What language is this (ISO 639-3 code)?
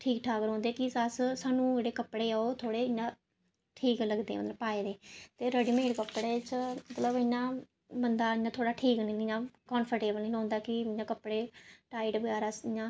doi